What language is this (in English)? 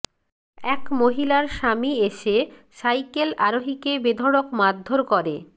Bangla